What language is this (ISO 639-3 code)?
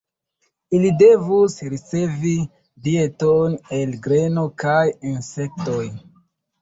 epo